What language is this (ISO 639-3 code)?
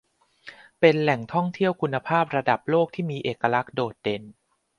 tha